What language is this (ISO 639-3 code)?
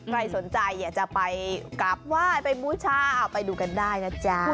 tha